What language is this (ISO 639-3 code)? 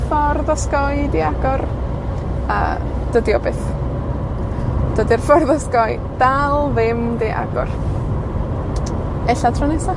cym